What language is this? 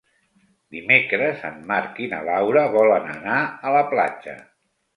Catalan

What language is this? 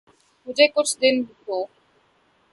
Urdu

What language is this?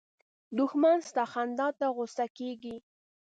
Pashto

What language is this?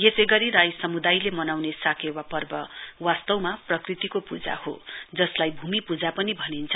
Nepali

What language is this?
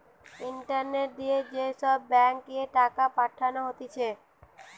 Bangla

